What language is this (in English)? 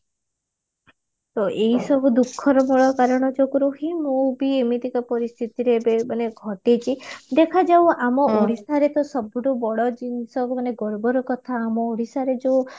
Odia